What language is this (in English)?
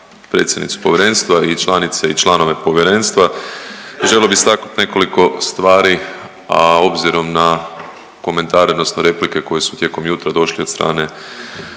Croatian